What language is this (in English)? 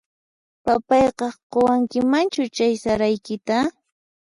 Puno Quechua